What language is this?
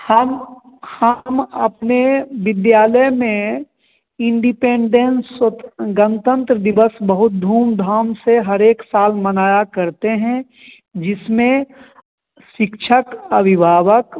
Hindi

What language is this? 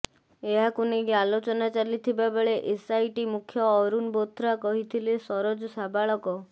Odia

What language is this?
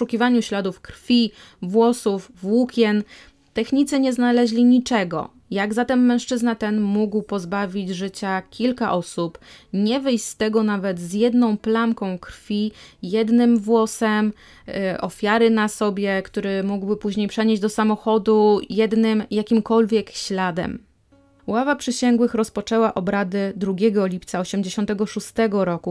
Polish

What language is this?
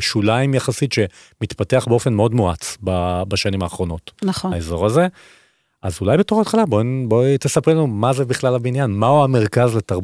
Hebrew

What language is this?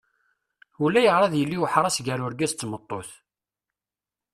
Kabyle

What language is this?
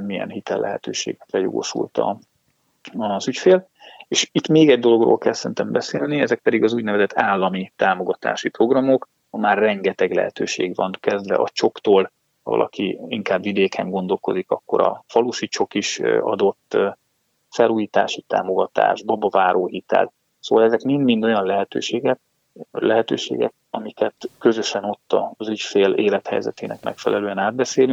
Hungarian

